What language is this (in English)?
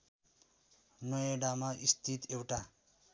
Nepali